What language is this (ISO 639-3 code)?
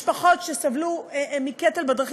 heb